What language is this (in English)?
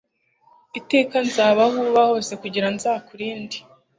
Kinyarwanda